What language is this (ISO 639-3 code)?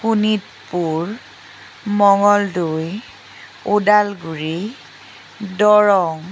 asm